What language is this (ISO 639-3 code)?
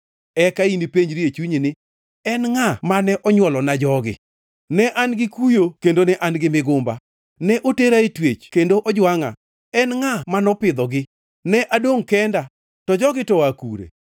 luo